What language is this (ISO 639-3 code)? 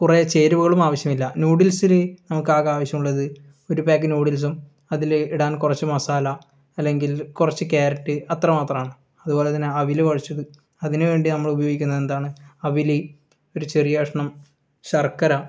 mal